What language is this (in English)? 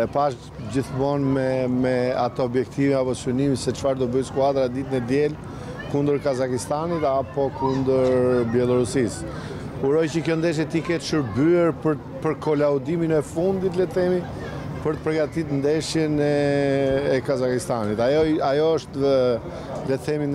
Romanian